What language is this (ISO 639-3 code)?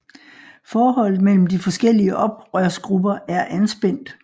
dan